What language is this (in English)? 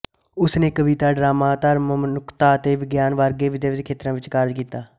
Punjabi